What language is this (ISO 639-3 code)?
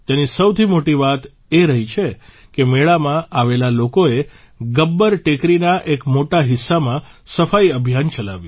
guj